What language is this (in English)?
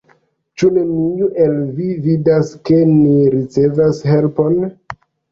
Esperanto